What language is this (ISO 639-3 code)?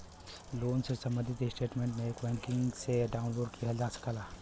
bho